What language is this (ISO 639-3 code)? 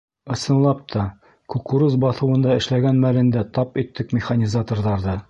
bak